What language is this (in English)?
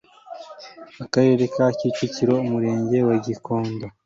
Kinyarwanda